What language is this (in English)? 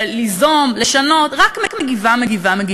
Hebrew